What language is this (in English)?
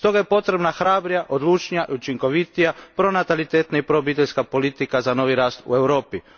Croatian